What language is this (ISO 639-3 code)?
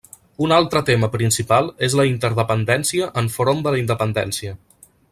cat